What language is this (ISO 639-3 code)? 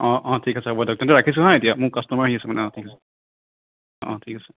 asm